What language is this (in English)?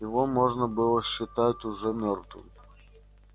Russian